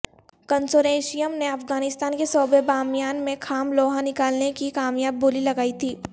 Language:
Urdu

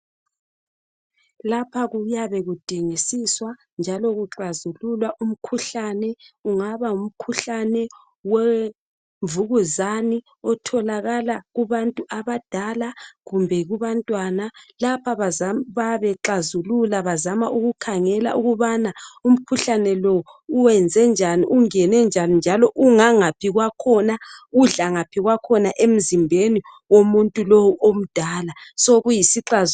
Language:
North Ndebele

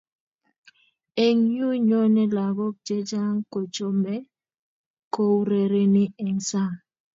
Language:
Kalenjin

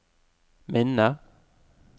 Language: Norwegian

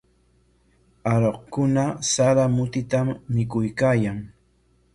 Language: Corongo Ancash Quechua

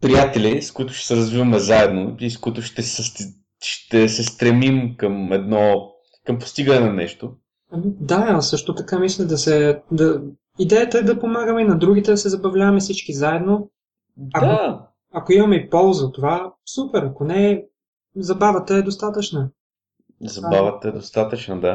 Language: Bulgarian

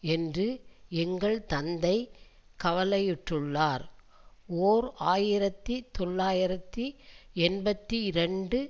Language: Tamil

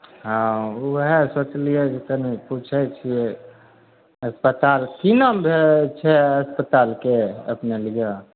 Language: Maithili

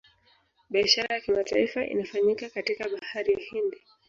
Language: Swahili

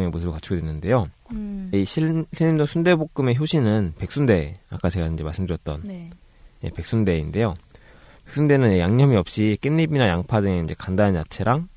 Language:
Korean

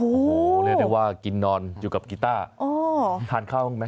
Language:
Thai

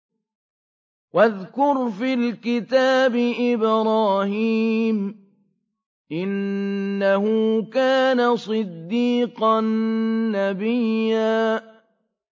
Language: Arabic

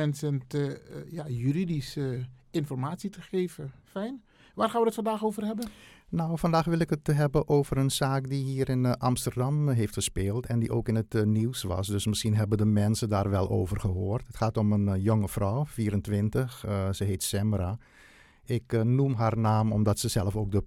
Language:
Dutch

